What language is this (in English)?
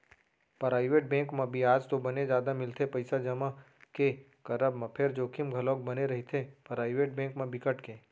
Chhattisgarhi